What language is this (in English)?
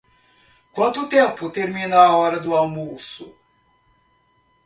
Portuguese